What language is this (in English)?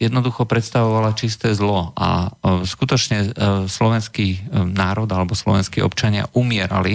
Slovak